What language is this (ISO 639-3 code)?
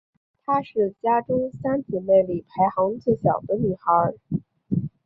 zho